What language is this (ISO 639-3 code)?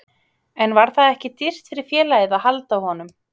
isl